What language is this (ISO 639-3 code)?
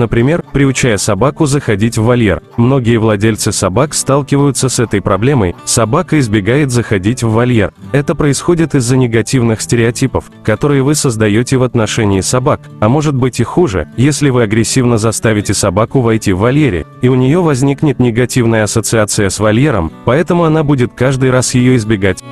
rus